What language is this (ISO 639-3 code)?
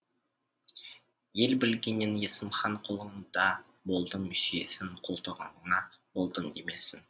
kaz